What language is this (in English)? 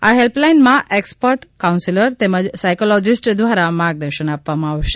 Gujarati